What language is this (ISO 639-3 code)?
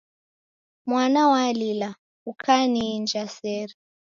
dav